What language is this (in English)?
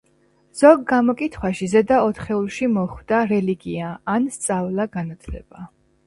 Georgian